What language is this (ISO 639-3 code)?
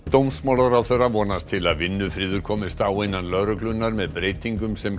isl